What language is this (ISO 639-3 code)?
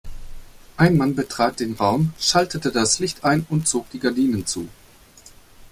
deu